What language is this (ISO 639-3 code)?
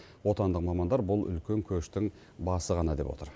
kaz